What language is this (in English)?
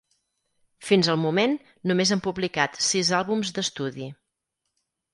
Catalan